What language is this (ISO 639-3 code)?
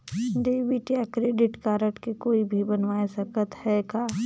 hne